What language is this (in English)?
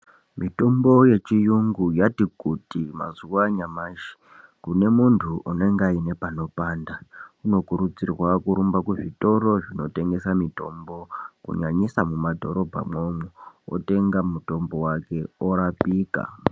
Ndau